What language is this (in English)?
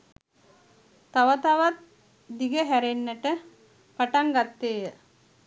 Sinhala